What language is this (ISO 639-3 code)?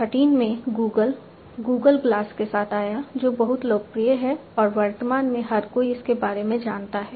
hin